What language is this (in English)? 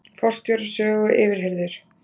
Icelandic